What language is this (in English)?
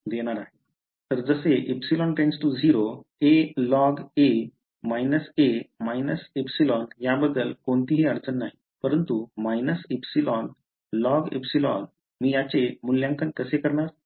Marathi